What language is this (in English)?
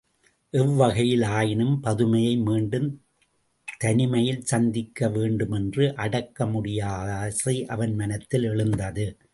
Tamil